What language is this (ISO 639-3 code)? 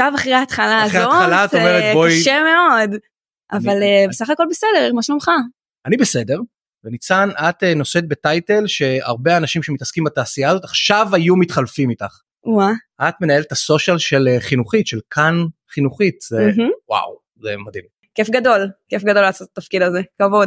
heb